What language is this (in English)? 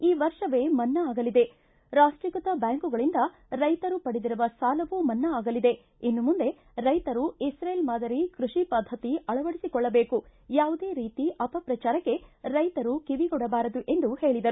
Kannada